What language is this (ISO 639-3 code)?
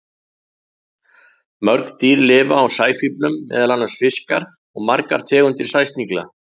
isl